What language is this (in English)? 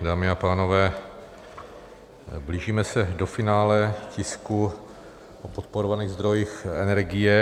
Czech